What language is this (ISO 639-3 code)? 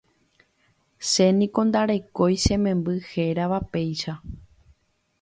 grn